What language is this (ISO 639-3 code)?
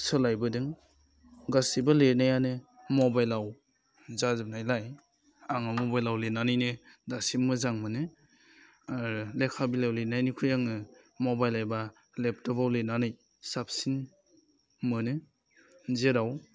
brx